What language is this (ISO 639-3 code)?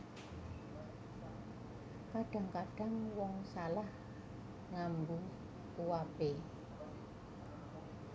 jav